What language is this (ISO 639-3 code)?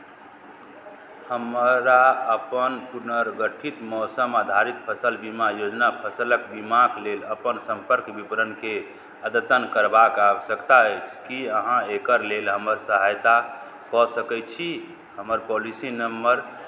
mai